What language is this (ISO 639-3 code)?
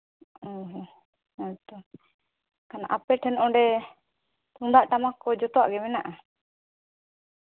sat